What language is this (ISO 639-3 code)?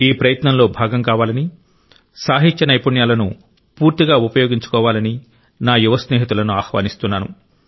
tel